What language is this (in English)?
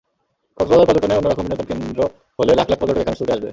Bangla